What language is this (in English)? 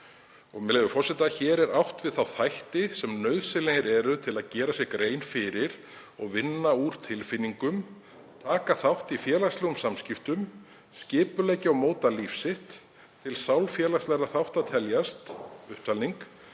Icelandic